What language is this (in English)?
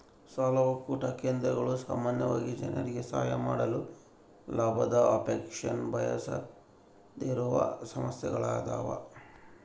Kannada